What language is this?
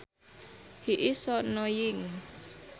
Sundanese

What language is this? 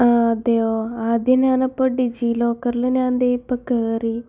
Malayalam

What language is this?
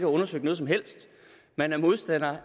Danish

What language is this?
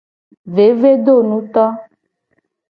Gen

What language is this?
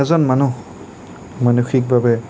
Assamese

